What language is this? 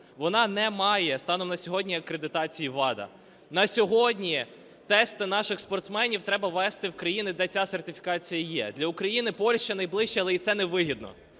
Ukrainian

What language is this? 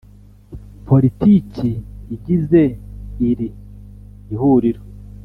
Kinyarwanda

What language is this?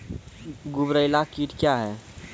Maithili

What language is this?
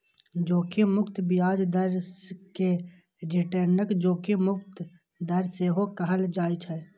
Maithili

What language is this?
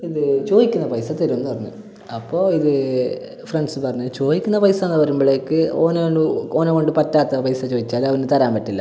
Malayalam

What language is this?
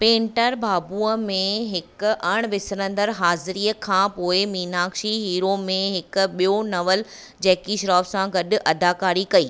Sindhi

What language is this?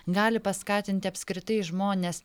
Lithuanian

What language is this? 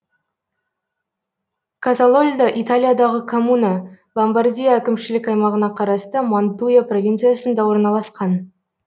Kazakh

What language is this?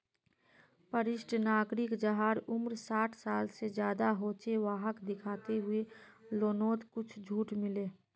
Magahi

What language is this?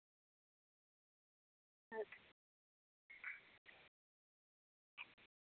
Dogri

